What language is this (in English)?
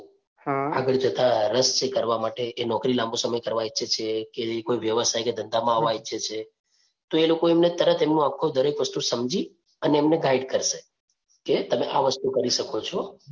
Gujarati